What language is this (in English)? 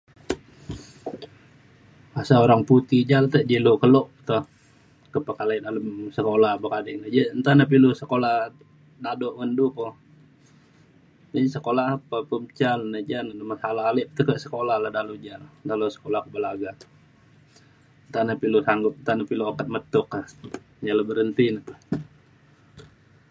Mainstream Kenyah